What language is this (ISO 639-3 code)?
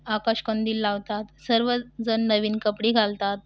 mar